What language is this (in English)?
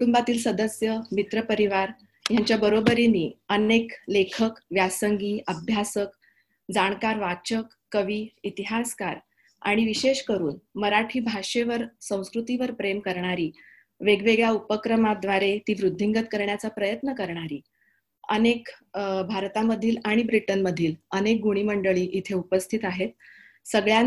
Marathi